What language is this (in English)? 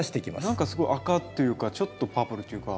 Japanese